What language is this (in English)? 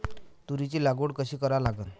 Marathi